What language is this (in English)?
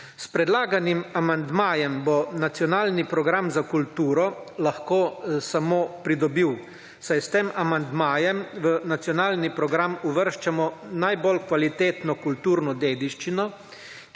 Slovenian